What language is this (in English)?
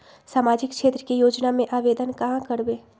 Magahi